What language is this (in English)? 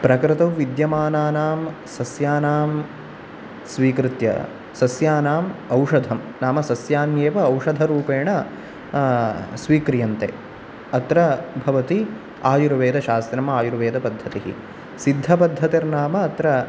Sanskrit